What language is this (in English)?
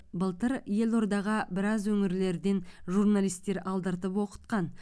Kazakh